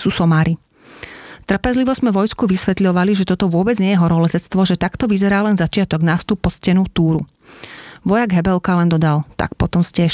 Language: Slovak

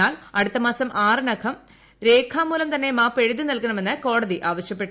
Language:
Malayalam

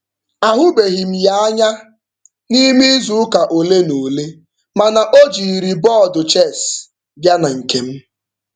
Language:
Igbo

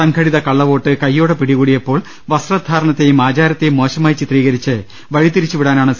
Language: Malayalam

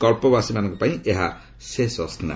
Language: Odia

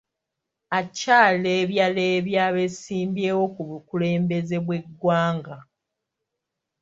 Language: Ganda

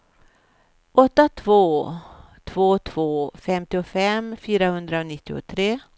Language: Swedish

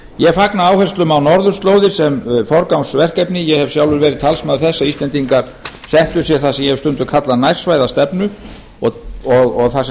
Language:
Icelandic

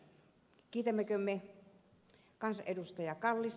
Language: Finnish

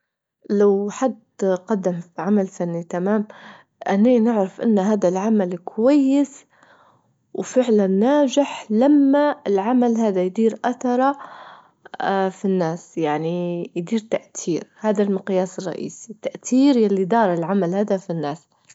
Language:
Libyan Arabic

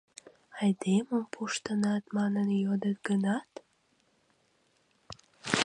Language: Mari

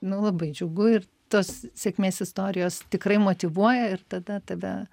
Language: Lithuanian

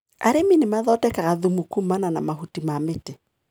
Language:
Kikuyu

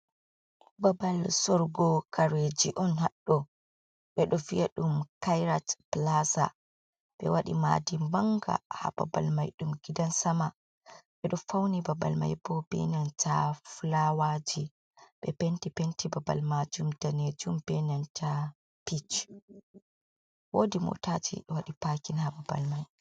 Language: Fula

